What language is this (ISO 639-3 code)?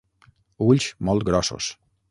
cat